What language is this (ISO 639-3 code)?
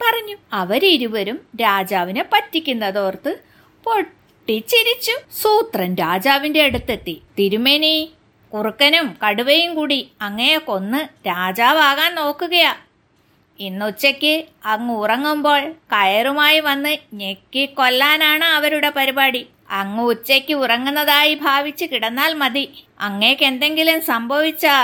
mal